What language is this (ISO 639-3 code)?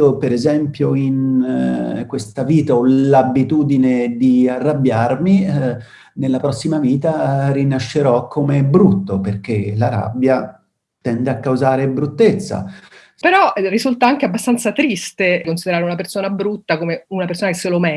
ita